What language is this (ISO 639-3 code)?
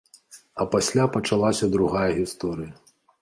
bel